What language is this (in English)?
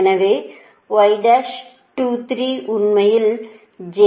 Tamil